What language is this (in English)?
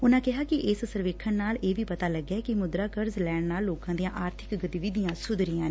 Punjabi